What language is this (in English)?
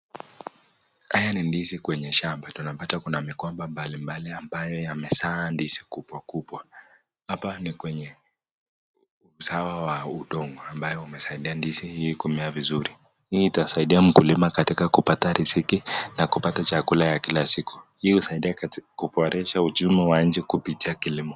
Swahili